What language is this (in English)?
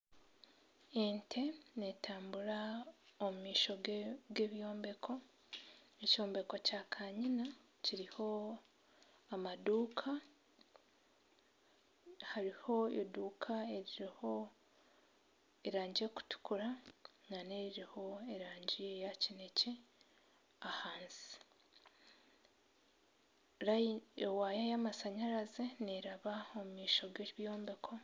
Nyankole